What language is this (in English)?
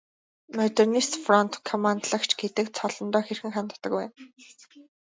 Mongolian